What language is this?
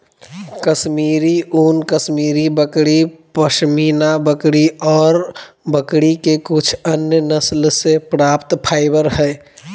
Magahi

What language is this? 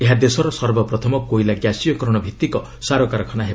Odia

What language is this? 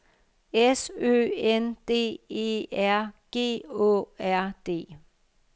Danish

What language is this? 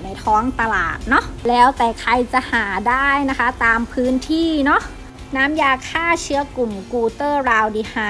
Thai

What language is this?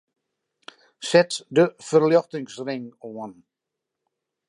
Western Frisian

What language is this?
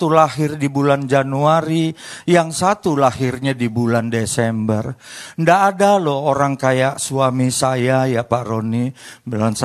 Indonesian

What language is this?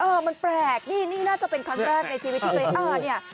Thai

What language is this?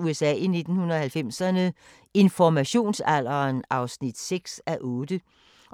Danish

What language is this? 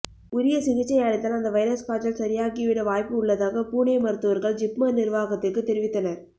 Tamil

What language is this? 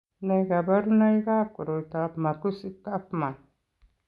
Kalenjin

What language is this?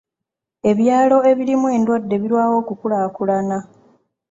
Ganda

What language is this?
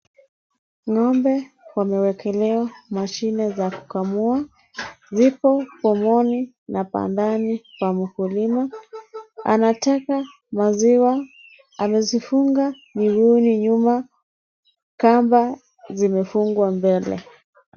Swahili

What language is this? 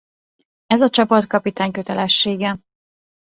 Hungarian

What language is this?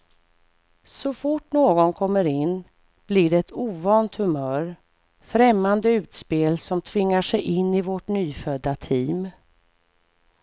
Swedish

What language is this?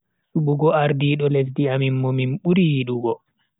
Bagirmi Fulfulde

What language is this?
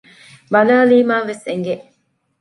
Divehi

